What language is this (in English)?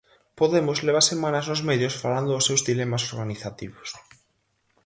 Galician